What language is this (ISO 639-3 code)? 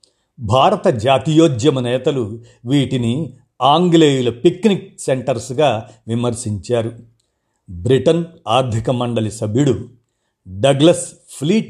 tel